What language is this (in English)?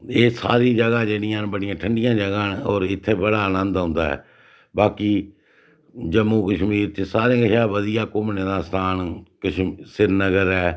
Dogri